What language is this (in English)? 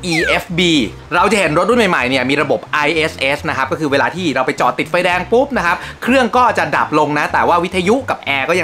Thai